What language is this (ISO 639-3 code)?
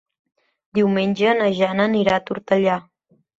cat